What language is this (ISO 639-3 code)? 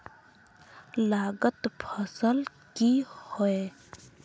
mag